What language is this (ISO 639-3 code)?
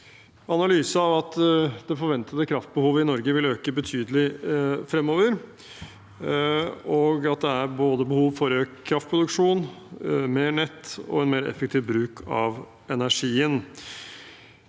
nor